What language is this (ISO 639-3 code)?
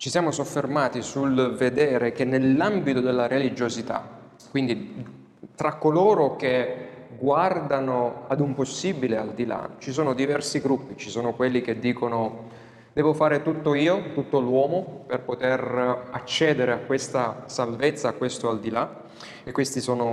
ita